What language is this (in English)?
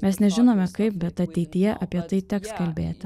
Lithuanian